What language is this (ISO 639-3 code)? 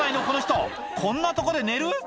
jpn